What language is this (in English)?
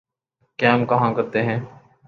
Urdu